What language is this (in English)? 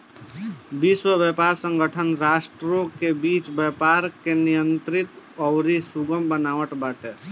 Bhojpuri